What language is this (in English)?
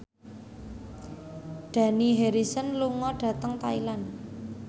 Javanese